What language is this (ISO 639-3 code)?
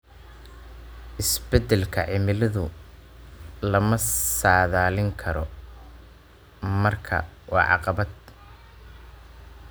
som